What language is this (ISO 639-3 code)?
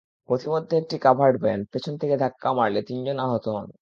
ben